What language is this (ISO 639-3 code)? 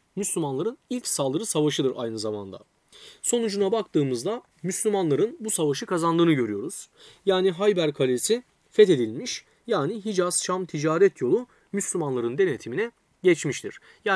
tur